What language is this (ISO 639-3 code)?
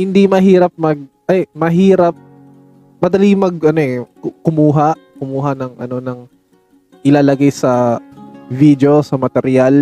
fil